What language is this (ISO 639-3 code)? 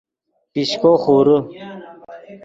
ydg